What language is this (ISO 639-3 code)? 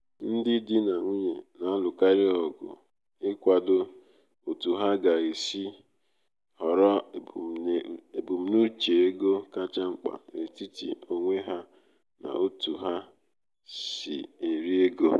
ibo